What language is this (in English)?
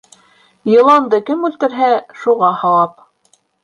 Bashkir